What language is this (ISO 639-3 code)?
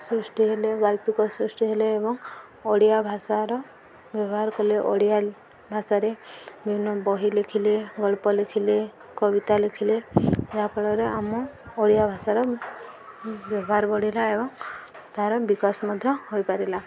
ori